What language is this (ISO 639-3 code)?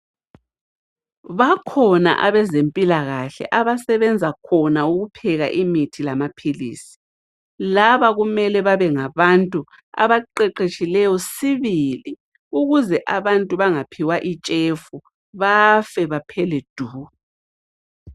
nde